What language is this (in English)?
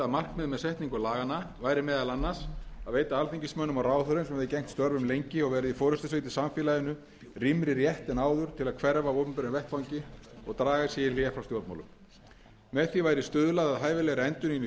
Icelandic